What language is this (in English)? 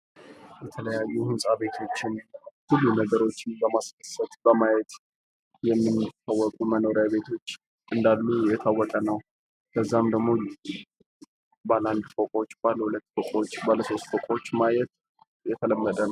Amharic